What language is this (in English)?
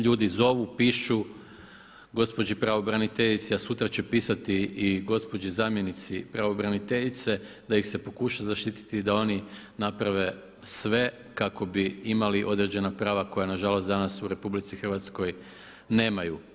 Croatian